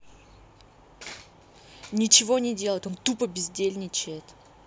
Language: Russian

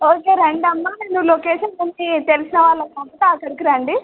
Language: Telugu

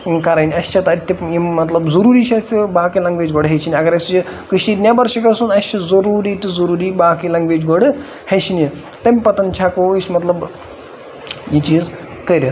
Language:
Kashmiri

